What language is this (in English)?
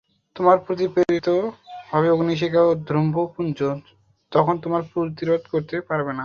Bangla